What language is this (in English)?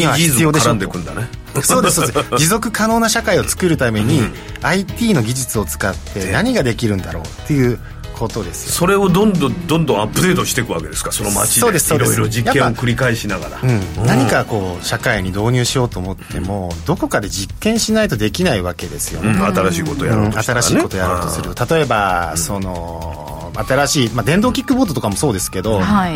Japanese